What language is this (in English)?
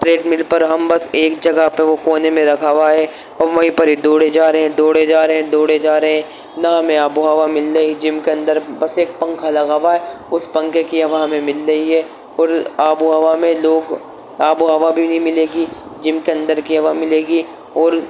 Urdu